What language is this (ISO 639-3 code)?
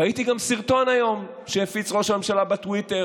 heb